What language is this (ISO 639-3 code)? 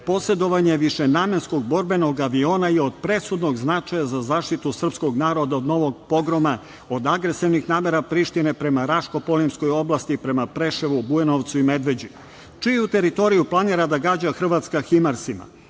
srp